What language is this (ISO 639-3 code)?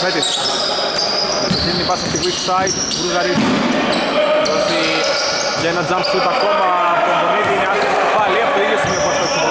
ell